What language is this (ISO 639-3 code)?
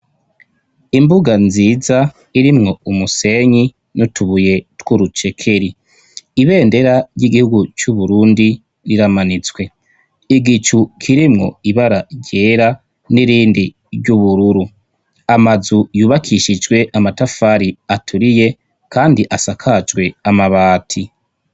run